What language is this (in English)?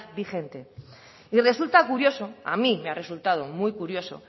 Spanish